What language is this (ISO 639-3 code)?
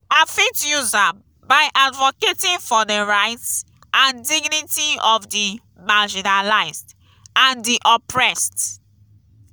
pcm